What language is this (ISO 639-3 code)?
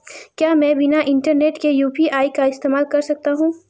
hin